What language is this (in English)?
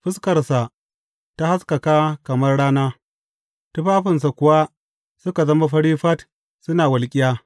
Hausa